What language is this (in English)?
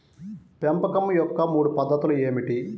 Telugu